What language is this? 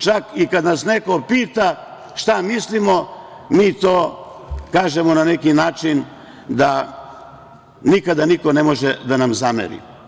Serbian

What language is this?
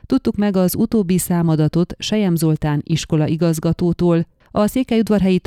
Hungarian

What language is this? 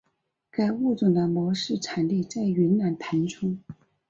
Chinese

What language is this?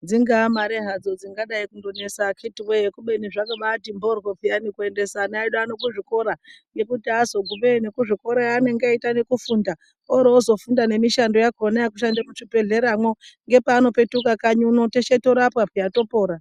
Ndau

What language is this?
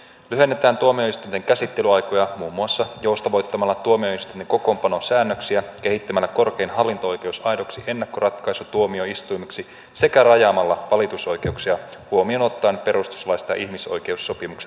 Finnish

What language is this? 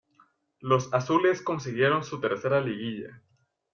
Spanish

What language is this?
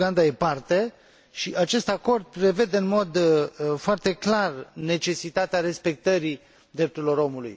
Romanian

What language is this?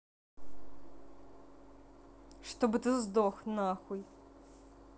Russian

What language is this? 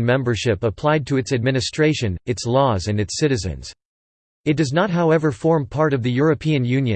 English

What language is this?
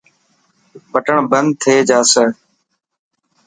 Dhatki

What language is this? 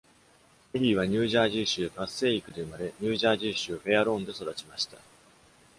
Japanese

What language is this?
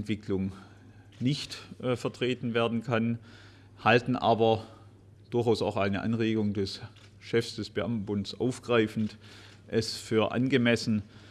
German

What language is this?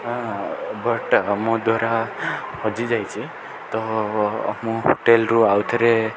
Odia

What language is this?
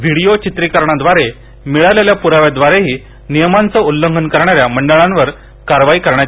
Marathi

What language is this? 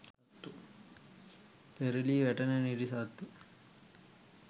Sinhala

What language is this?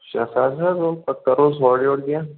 Kashmiri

